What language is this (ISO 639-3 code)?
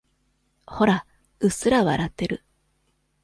jpn